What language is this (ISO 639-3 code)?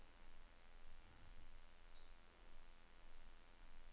nor